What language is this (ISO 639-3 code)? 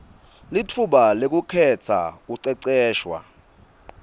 ssw